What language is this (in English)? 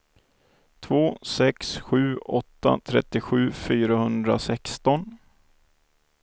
Swedish